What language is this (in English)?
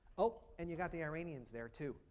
English